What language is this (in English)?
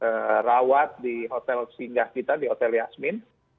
Indonesian